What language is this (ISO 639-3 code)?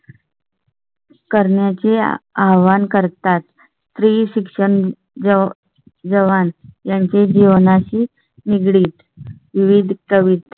mar